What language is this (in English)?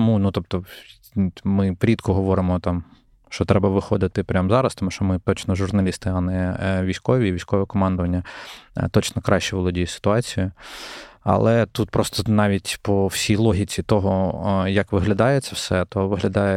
Ukrainian